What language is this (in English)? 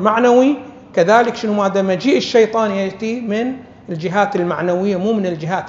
Arabic